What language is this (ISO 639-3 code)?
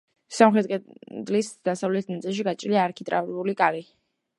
kat